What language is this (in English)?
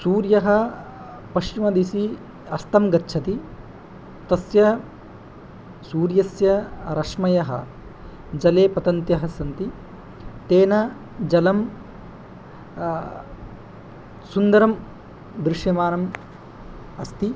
Sanskrit